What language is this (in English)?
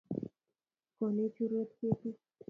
Kalenjin